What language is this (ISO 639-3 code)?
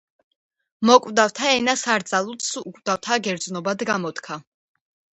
kat